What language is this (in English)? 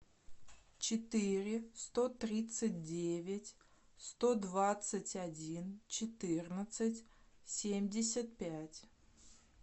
Russian